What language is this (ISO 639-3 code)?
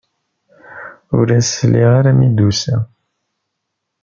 kab